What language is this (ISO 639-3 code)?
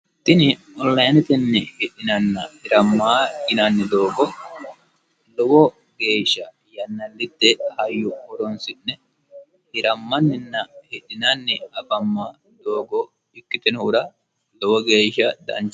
sid